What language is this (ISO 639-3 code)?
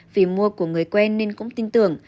vie